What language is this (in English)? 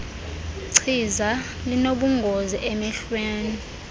Xhosa